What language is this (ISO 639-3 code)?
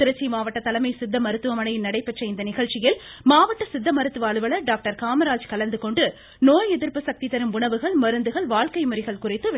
tam